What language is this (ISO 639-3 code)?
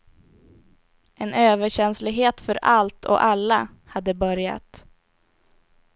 swe